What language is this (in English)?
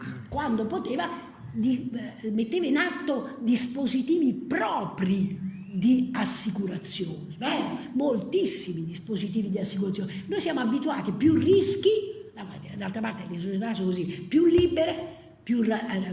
Italian